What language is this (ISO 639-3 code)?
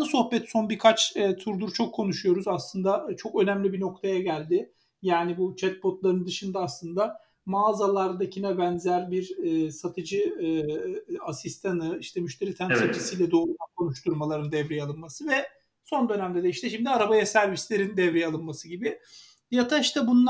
tur